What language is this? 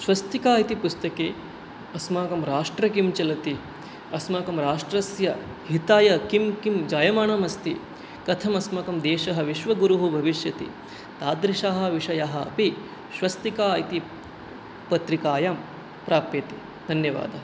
Sanskrit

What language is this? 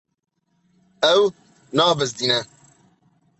Kurdish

